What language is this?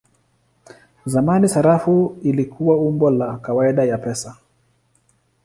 Swahili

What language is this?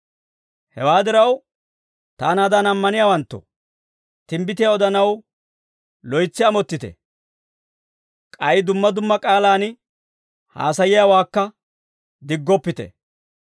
Dawro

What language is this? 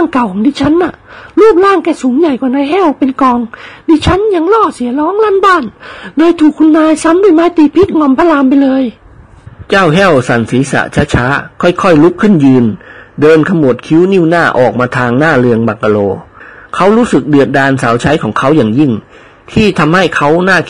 Thai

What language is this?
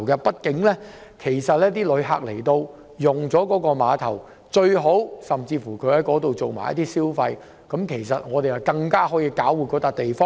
Cantonese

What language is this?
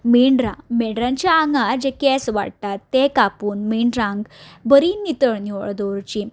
Konkani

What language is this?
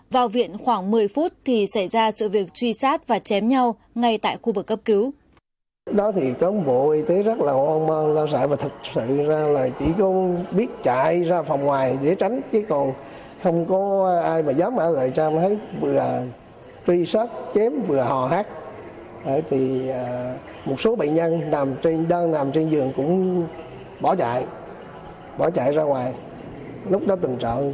Vietnamese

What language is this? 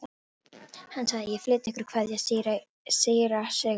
Icelandic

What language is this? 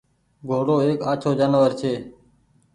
Goaria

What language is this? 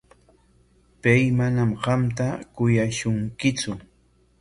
Corongo Ancash Quechua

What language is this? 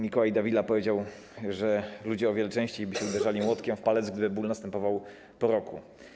Polish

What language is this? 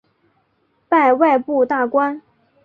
Chinese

